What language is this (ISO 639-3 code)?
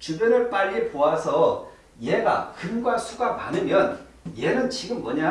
kor